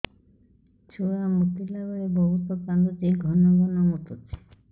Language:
Odia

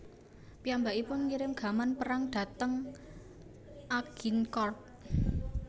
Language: Javanese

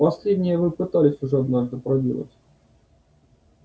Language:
Russian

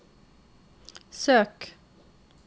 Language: Norwegian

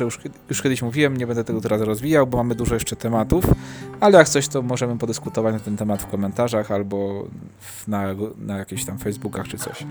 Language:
Polish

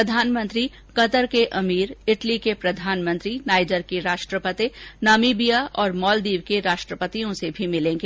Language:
Hindi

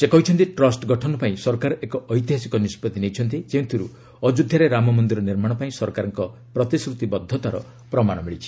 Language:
Odia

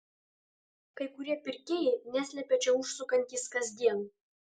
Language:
Lithuanian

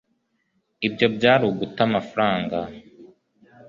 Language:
Kinyarwanda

